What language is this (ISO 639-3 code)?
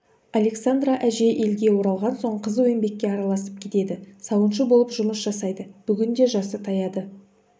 kaz